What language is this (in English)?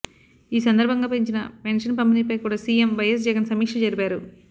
Telugu